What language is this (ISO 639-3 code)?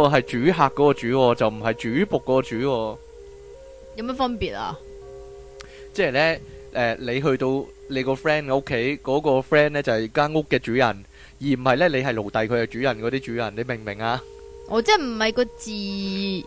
zho